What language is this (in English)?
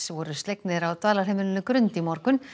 Icelandic